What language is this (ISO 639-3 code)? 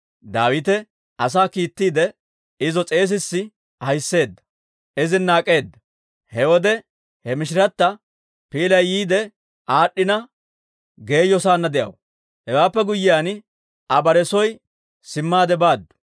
dwr